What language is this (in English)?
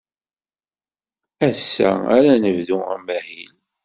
Kabyle